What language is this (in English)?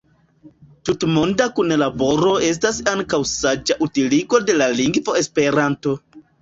Esperanto